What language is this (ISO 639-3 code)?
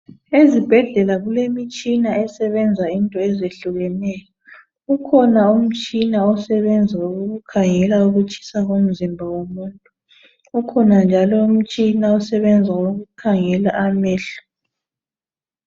nde